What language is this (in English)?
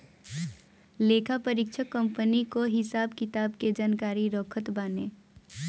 Bhojpuri